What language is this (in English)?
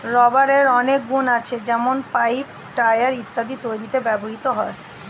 Bangla